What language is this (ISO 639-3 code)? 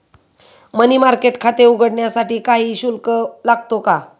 mar